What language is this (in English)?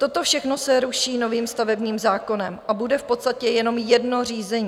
Czech